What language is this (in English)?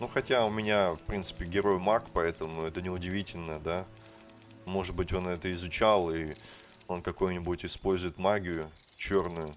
Russian